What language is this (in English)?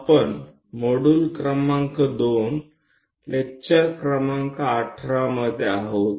Gujarati